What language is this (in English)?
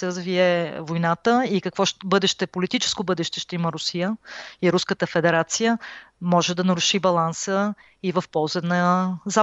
Bulgarian